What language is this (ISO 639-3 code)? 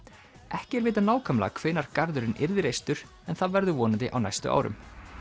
isl